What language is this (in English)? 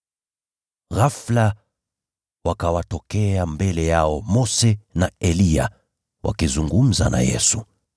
Swahili